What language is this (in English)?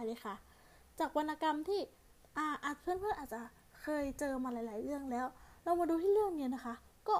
Thai